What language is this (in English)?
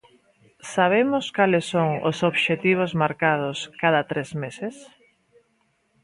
Galician